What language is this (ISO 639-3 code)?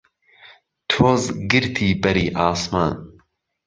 ckb